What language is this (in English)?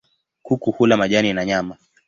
Swahili